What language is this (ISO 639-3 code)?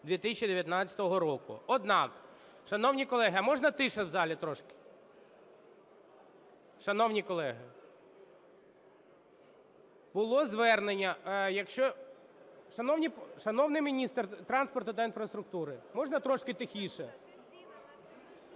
ukr